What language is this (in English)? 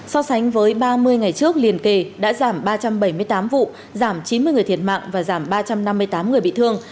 Vietnamese